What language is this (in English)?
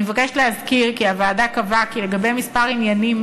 Hebrew